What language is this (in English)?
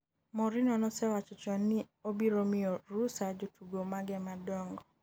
Luo (Kenya and Tanzania)